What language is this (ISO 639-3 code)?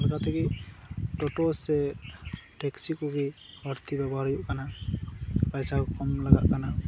sat